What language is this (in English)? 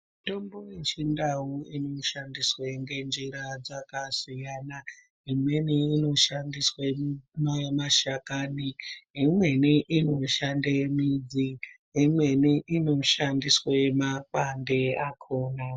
Ndau